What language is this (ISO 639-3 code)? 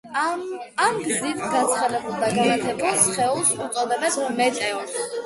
kat